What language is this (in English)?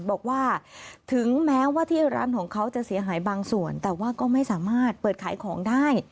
Thai